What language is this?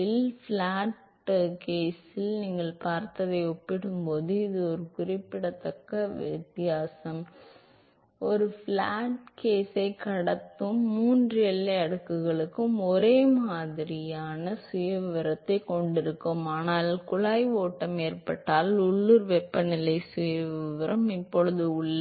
Tamil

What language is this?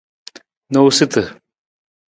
Nawdm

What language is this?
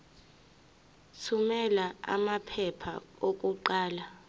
Zulu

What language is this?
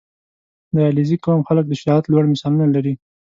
Pashto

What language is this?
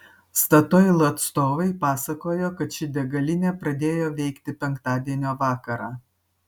Lithuanian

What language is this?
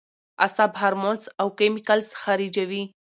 Pashto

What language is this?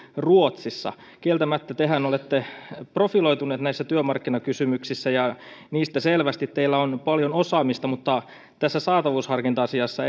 Finnish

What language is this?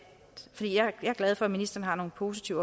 Danish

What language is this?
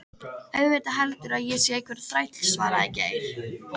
Icelandic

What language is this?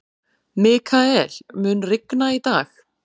Icelandic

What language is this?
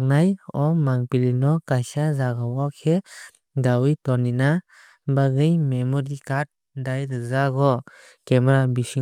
Kok Borok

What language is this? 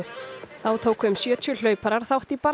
Icelandic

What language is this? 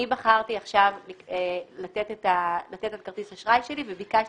Hebrew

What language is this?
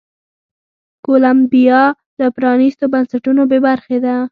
Pashto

